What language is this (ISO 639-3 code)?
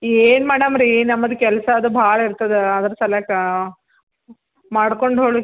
kan